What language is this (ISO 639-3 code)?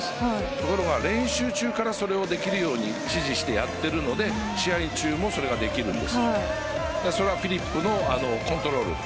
jpn